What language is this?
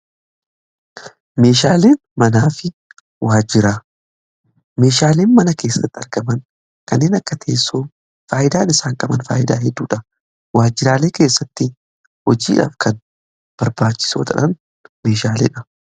Oromo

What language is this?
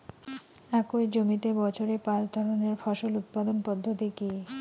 Bangla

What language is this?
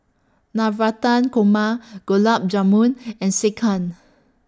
English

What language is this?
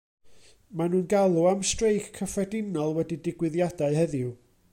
Welsh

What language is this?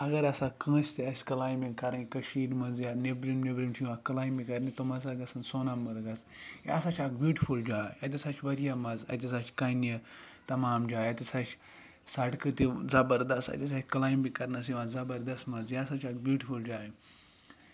Kashmiri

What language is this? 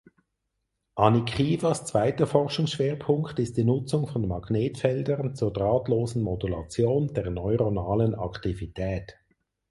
German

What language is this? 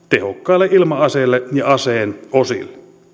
Finnish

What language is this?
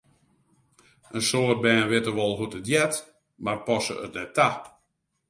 Western Frisian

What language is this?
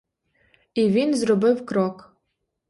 Ukrainian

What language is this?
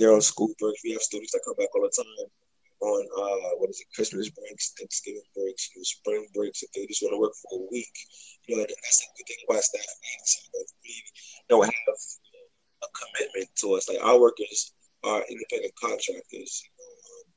English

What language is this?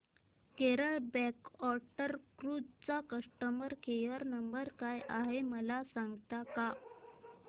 Marathi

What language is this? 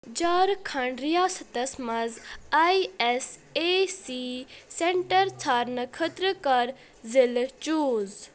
Kashmiri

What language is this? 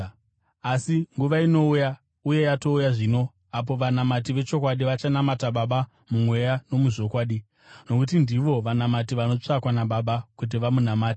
Shona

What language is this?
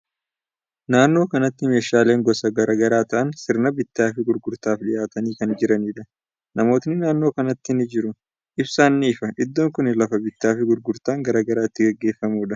Oromo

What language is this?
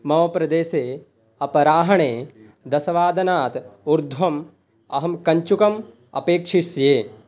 Sanskrit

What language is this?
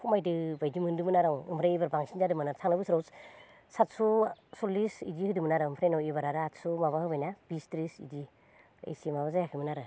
Bodo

